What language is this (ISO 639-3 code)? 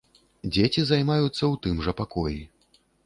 bel